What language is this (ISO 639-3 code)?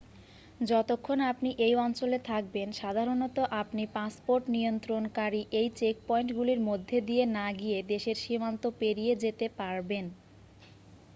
ben